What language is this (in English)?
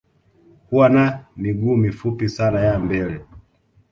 Swahili